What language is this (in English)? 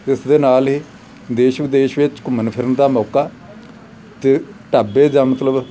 Punjabi